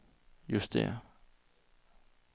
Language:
Danish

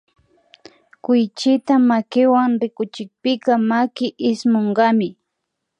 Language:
Imbabura Highland Quichua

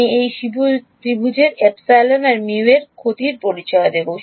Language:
Bangla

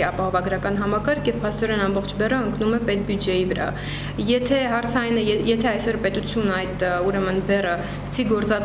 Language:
Romanian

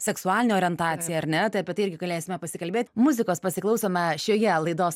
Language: Lithuanian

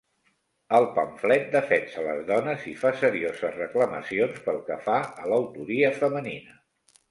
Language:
Catalan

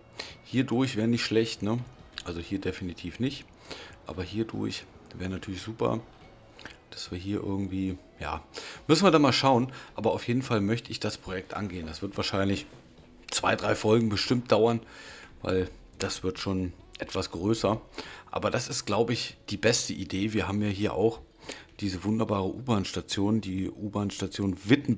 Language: German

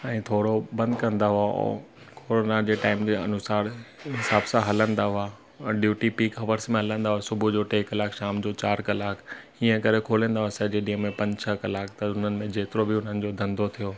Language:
Sindhi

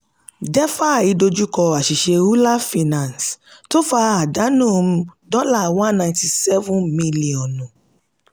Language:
Yoruba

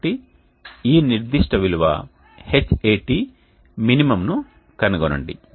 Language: Telugu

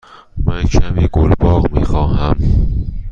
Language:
Persian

